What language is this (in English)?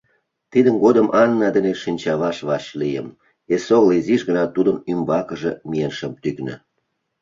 Mari